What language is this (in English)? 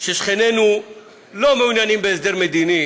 Hebrew